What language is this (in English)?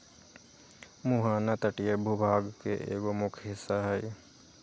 Magahi